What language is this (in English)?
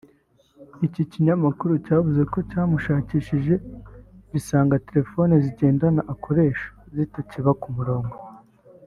Kinyarwanda